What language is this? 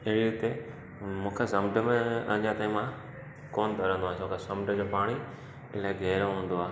Sindhi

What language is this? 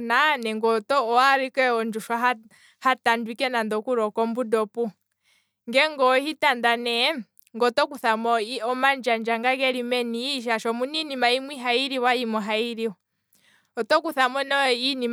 Kwambi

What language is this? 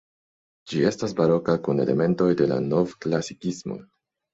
Esperanto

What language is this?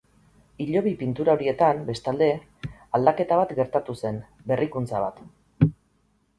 Basque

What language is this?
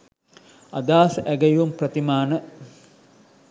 Sinhala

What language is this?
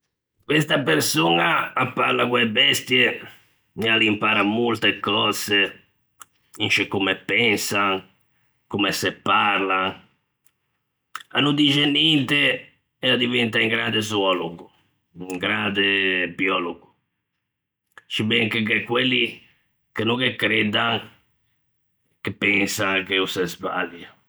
Ligurian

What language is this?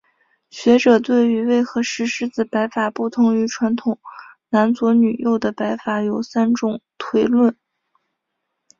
Chinese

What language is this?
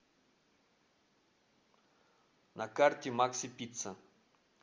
Russian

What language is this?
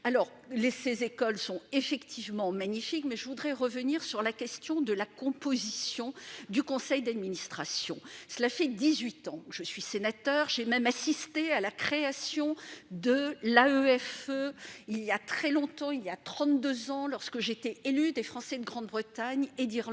French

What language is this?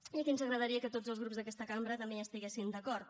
Catalan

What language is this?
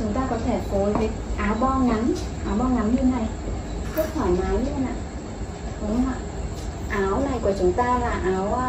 Vietnamese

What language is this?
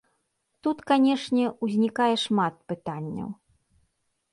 Belarusian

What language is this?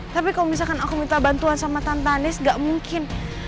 Indonesian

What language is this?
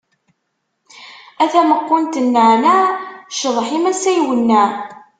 Kabyle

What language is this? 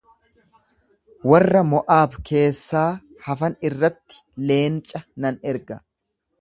Oromo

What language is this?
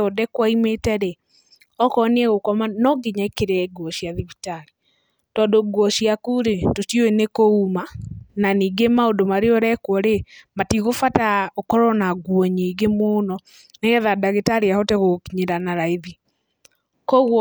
Kikuyu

